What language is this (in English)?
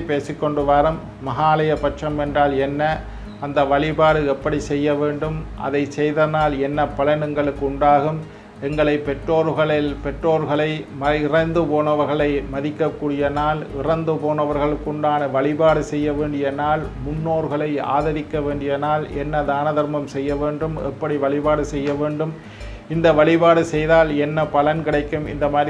Indonesian